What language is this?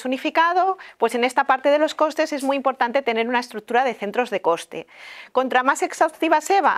Spanish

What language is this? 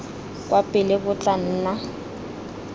Tswana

